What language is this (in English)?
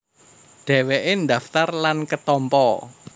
Javanese